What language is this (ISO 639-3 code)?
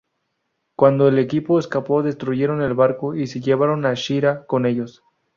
spa